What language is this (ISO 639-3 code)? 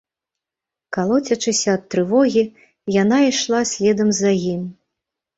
bel